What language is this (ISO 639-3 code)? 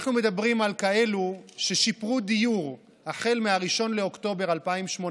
heb